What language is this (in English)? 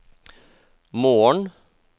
Norwegian